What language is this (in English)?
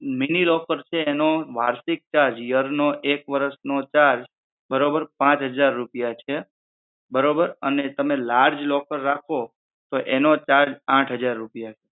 Gujarati